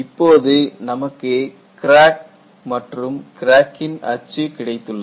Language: Tamil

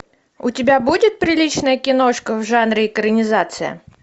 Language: Russian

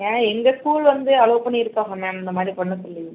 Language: Tamil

